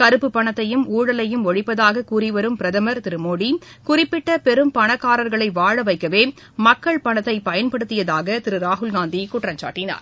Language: Tamil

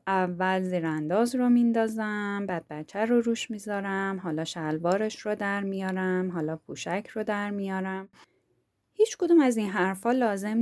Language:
Persian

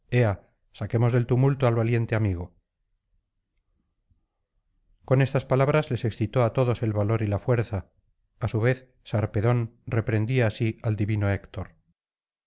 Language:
Spanish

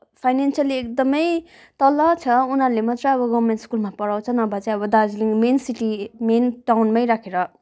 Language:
Nepali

